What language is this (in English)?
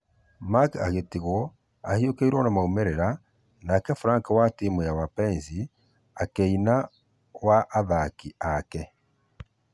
Kikuyu